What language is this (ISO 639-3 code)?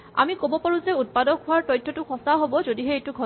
asm